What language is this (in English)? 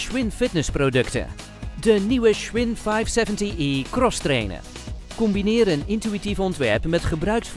Dutch